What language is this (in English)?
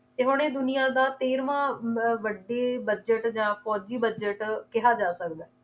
Punjabi